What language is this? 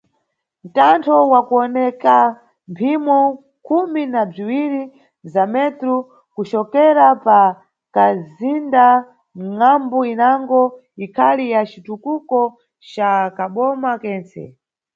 Nyungwe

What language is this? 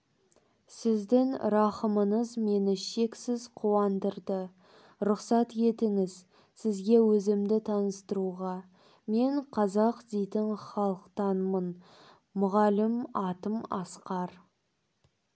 Kazakh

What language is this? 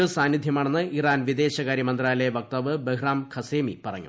Malayalam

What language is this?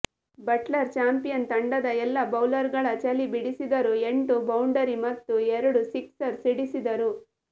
Kannada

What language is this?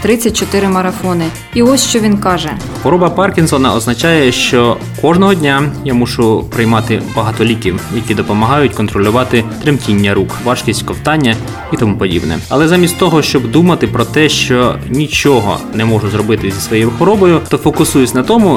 Ukrainian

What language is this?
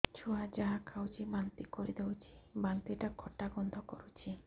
Odia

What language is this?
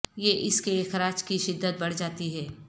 Urdu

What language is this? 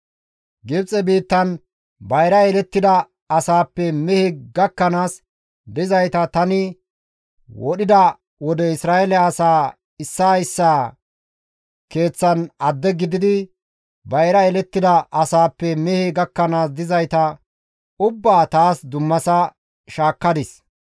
Gamo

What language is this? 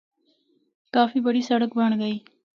Northern Hindko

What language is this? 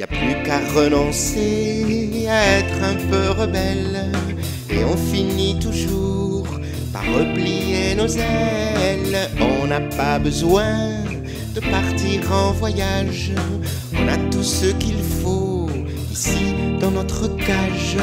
French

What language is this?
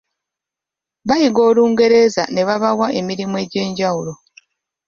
Ganda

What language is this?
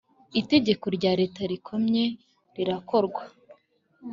Kinyarwanda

